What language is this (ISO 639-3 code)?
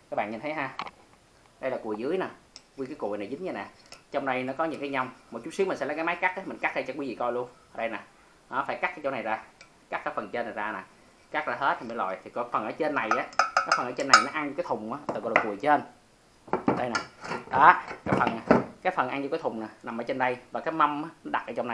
vie